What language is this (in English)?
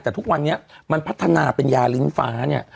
Thai